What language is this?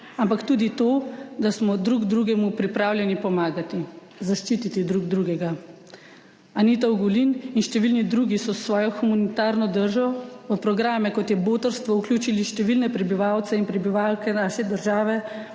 Slovenian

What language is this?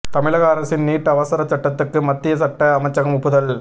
Tamil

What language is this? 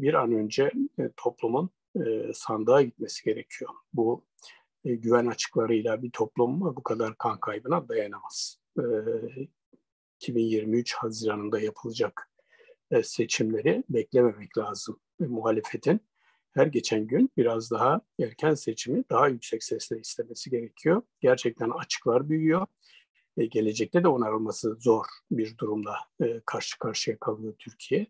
Turkish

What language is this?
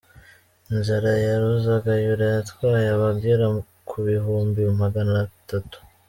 Kinyarwanda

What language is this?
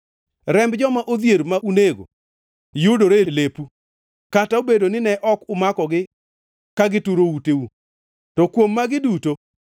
Luo (Kenya and Tanzania)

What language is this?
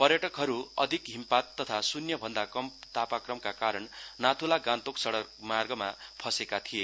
Nepali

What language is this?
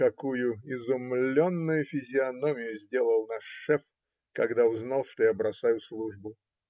Russian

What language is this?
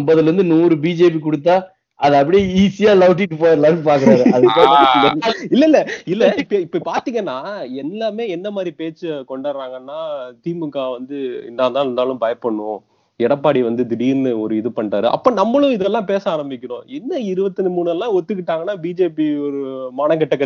Tamil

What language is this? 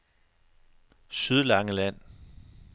Danish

